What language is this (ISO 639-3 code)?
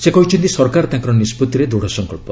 ori